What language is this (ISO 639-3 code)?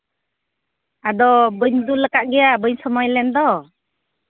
sat